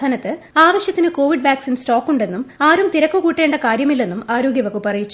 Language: Malayalam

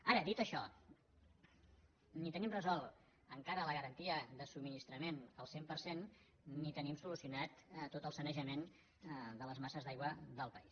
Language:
Catalan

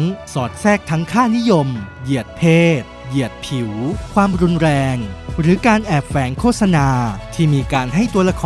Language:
Thai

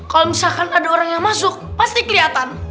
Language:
Indonesian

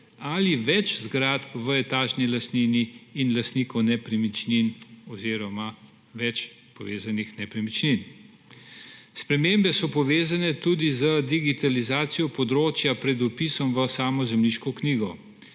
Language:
Slovenian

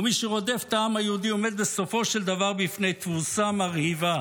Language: Hebrew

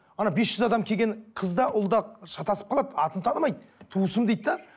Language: Kazakh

